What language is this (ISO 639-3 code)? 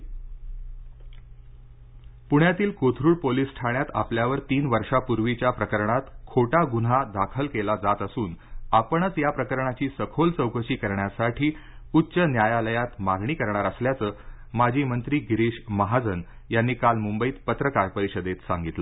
mar